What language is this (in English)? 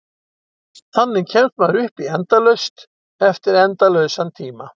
Icelandic